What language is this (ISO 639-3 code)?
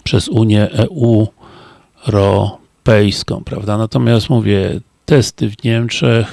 pol